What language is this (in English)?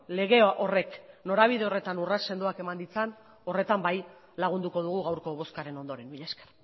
Basque